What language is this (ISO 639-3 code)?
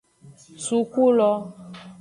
ajg